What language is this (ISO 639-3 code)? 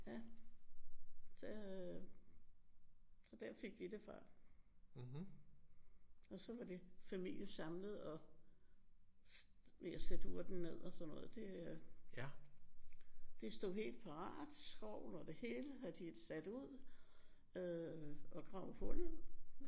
dan